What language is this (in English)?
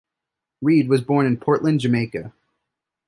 English